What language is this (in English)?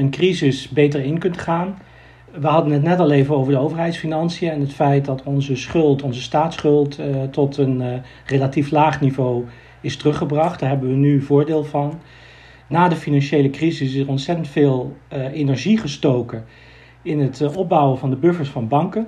Dutch